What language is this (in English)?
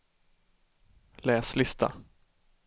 Swedish